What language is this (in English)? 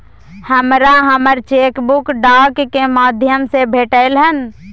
Maithili